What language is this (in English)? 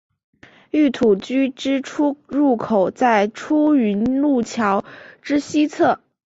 Chinese